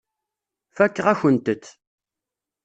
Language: Kabyle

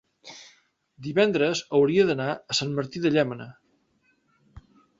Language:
Catalan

